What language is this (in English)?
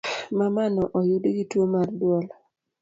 Luo (Kenya and Tanzania)